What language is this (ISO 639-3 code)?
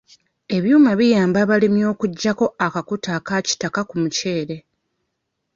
lug